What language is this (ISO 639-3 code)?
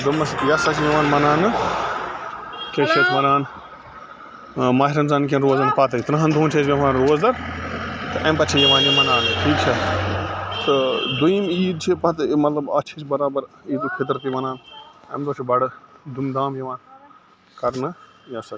kas